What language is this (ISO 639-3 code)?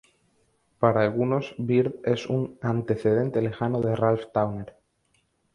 spa